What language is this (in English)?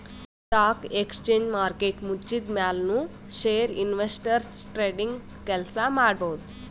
Kannada